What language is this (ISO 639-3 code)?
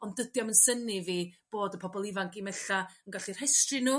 cym